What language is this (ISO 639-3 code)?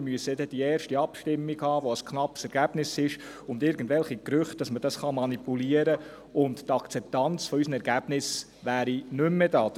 gsw